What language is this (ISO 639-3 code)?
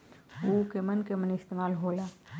bho